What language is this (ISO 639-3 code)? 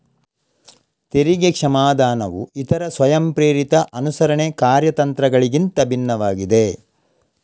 kan